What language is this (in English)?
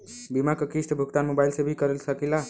Bhojpuri